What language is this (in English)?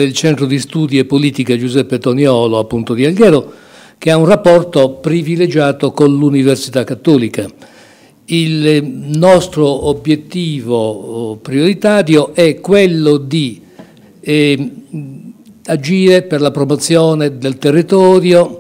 Italian